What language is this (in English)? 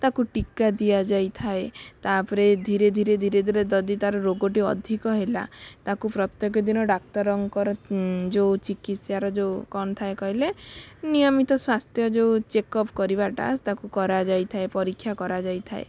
Odia